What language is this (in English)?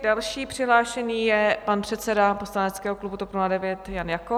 Czech